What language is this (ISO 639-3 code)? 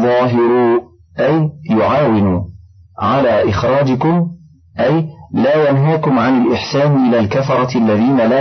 ara